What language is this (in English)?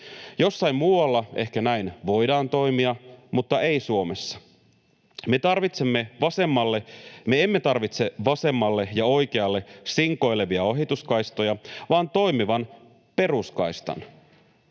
Finnish